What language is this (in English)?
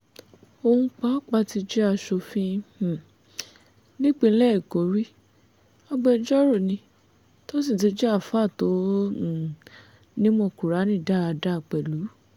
Yoruba